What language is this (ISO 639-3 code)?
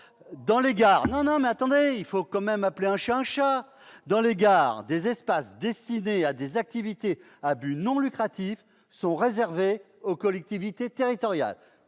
fra